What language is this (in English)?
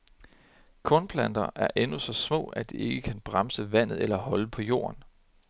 Danish